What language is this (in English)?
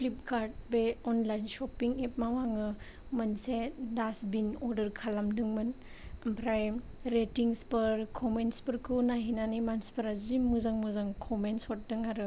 Bodo